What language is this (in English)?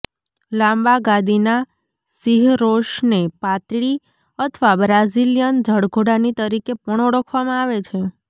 Gujarati